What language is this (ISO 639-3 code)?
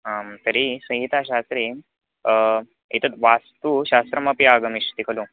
san